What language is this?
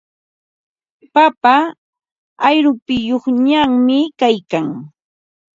Ambo-Pasco Quechua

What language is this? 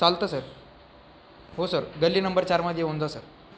Marathi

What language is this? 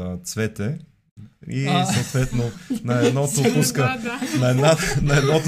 Bulgarian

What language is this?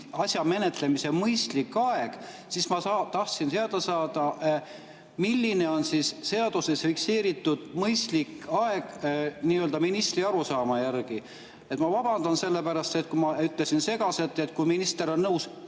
Estonian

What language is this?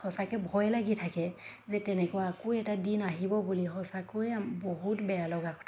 Assamese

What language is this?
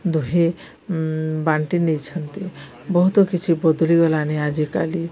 Odia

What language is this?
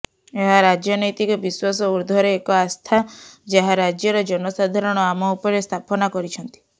Odia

